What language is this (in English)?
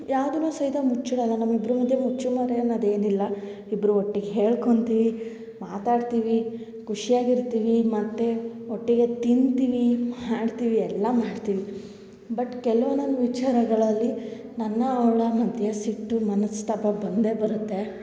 Kannada